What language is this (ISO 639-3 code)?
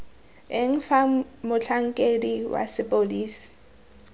tsn